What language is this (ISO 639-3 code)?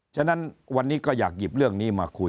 tha